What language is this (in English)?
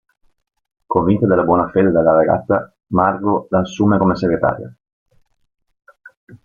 Italian